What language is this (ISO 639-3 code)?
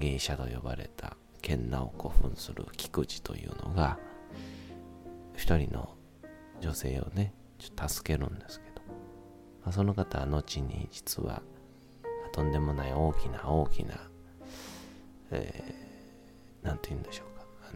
jpn